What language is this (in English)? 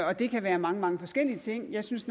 Danish